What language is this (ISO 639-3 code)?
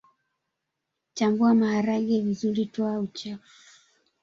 swa